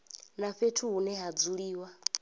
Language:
Venda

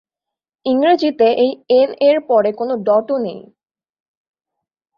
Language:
Bangla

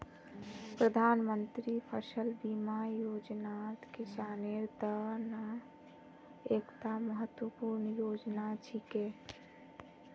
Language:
Magahi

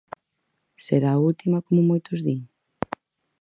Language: Galician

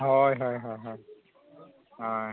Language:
Santali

